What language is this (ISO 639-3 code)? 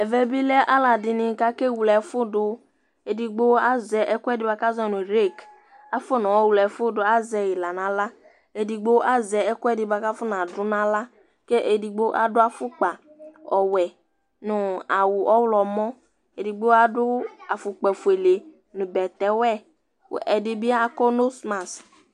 kpo